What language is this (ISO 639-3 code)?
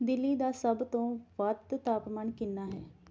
pan